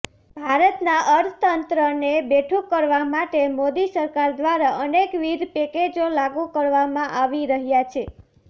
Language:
Gujarati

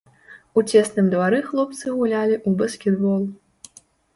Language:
Belarusian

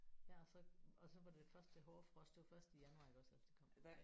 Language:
Danish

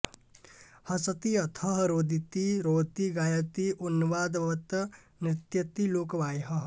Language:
Sanskrit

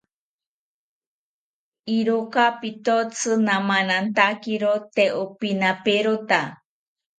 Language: South Ucayali Ashéninka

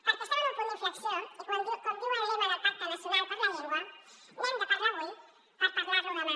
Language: Catalan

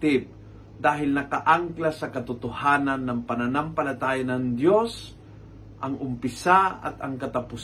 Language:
Filipino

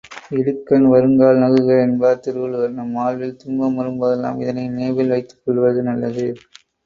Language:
Tamil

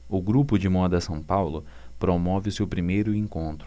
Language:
Portuguese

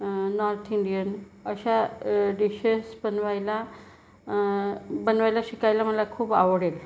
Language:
Marathi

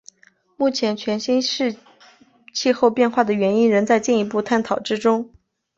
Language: Chinese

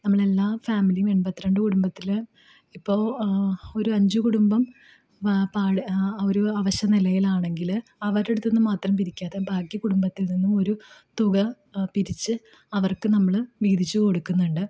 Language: Malayalam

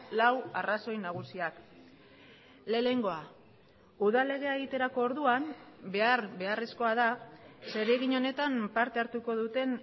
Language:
Basque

